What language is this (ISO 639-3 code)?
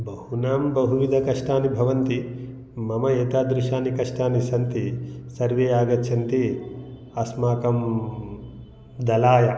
san